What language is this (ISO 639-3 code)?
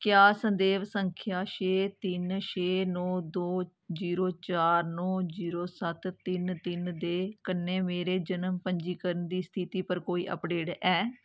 doi